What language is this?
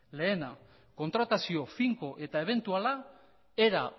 Basque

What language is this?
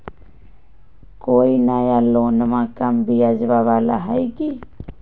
Magahi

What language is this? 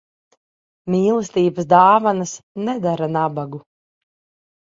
Latvian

